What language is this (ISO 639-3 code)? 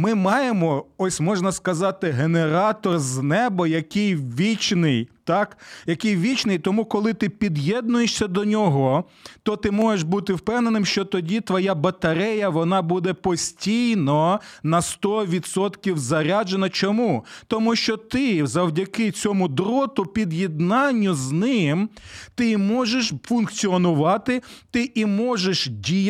ukr